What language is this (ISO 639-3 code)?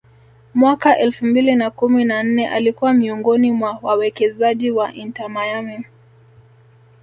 swa